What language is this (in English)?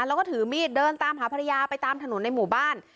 Thai